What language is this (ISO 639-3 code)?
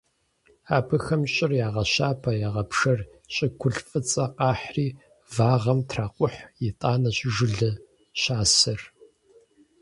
kbd